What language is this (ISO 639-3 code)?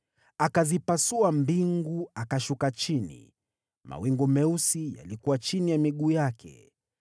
swa